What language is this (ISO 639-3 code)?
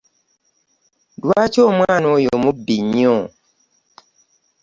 lug